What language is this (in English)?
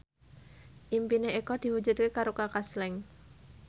Javanese